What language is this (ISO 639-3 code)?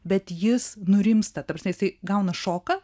lit